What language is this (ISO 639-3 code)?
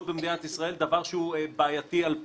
heb